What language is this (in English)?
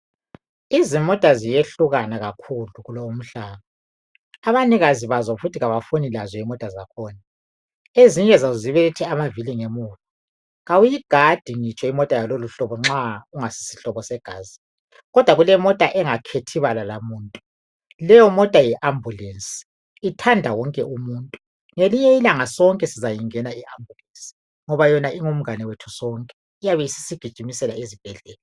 North Ndebele